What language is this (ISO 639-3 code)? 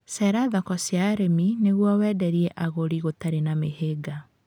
kik